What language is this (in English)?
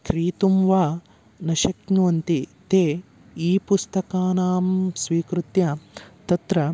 Sanskrit